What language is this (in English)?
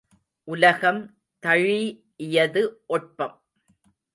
Tamil